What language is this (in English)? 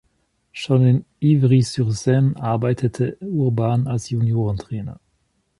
German